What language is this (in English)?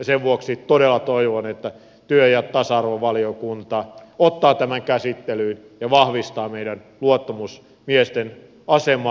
Finnish